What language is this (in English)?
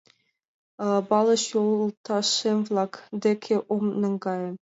Mari